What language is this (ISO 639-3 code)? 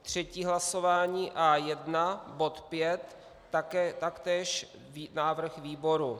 ces